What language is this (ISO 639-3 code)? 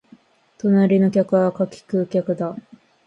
jpn